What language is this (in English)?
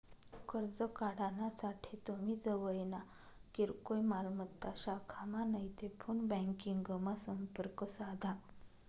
Marathi